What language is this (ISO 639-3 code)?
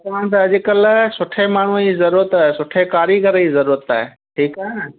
snd